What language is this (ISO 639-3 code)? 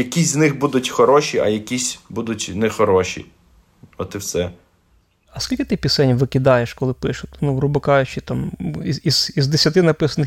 ukr